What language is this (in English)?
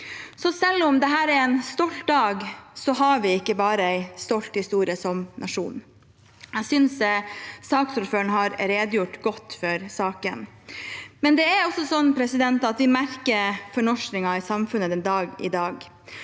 Norwegian